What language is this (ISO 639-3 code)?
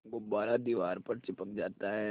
hin